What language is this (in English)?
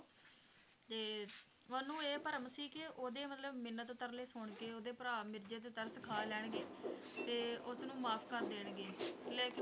Punjabi